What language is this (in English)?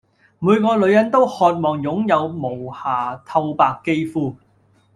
Cantonese